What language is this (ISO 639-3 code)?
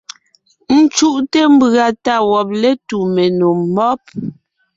nnh